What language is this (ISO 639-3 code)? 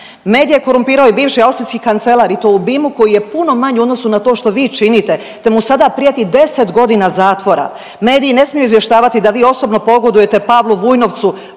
hrv